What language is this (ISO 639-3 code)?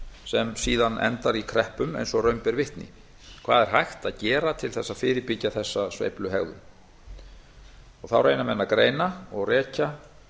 isl